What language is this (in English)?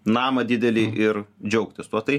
Lithuanian